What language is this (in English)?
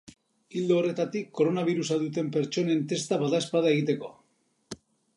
Basque